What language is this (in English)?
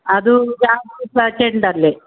Kannada